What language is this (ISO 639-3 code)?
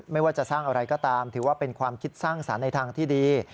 tha